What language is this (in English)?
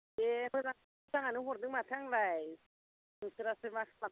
Bodo